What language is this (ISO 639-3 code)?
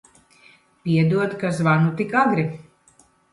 lav